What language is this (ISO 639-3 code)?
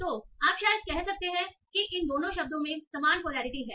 hin